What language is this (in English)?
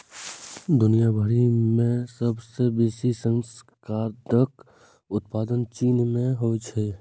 Maithili